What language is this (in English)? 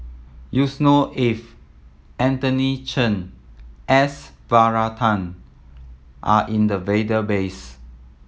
English